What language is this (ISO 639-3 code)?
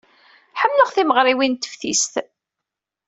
kab